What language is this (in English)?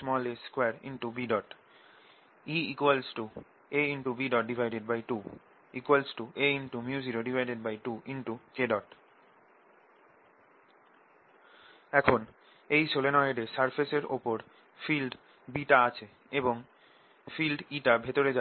Bangla